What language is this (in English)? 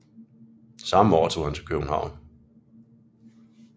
Danish